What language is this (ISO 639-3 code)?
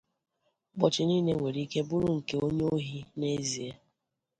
ibo